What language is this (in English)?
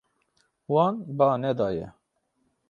Kurdish